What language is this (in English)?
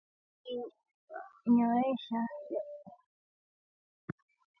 Swahili